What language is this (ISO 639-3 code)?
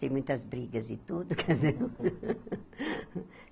por